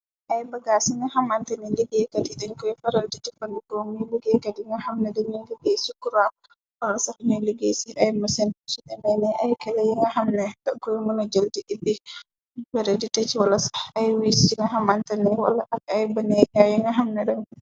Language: Wolof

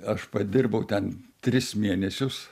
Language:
Lithuanian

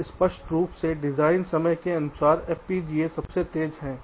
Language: Hindi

